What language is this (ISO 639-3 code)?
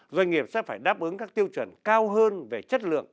vie